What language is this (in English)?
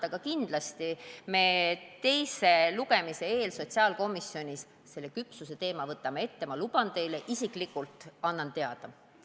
Estonian